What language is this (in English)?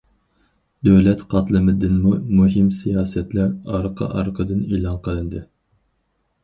Uyghur